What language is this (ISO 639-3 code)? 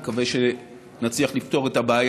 heb